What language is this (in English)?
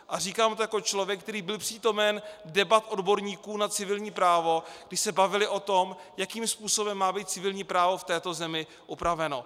Czech